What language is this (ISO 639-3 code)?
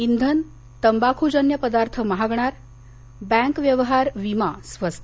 mar